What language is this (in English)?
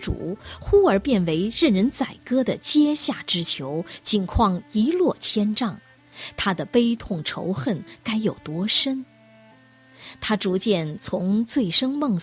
Chinese